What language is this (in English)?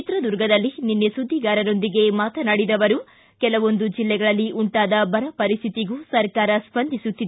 Kannada